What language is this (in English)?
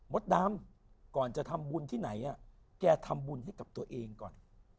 Thai